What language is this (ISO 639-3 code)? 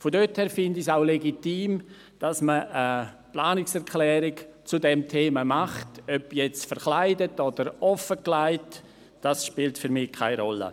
gsw